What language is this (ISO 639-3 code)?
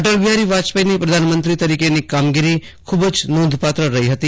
guj